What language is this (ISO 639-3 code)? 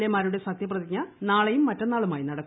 mal